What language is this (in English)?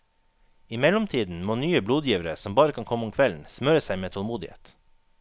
Norwegian